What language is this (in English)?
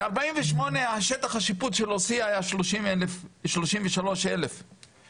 Hebrew